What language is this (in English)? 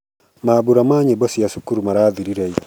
Kikuyu